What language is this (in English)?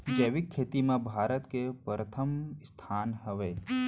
Chhattisgarhi